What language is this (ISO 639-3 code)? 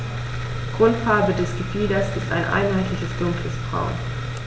deu